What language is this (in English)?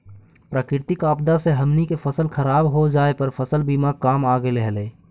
Magahi